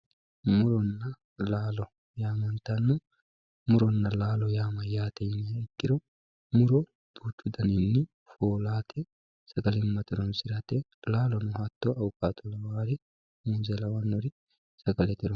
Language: Sidamo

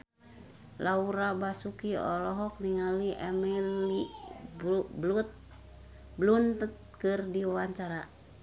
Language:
Sundanese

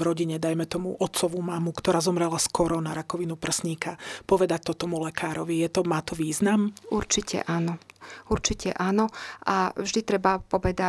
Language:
Slovak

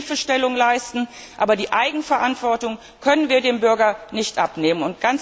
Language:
German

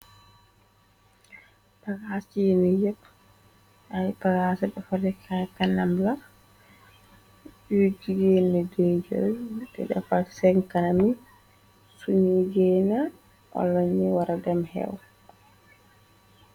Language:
Wolof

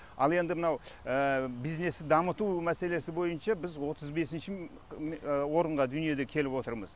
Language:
Kazakh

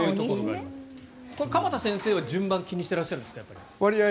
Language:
Japanese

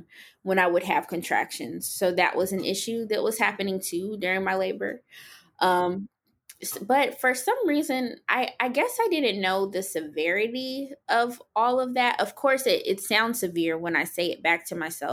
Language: English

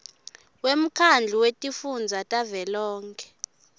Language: Swati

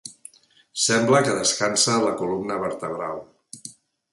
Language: Catalan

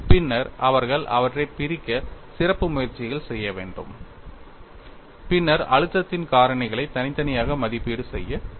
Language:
Tamil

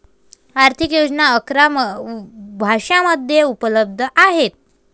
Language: Marathi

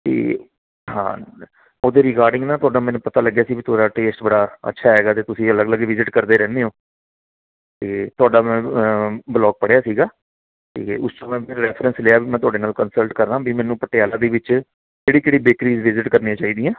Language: Punjabi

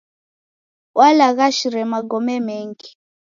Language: Taita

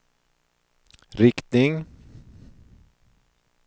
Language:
Swedish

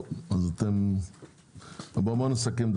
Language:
Hebrew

